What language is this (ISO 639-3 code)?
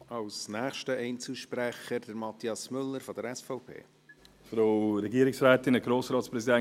gsw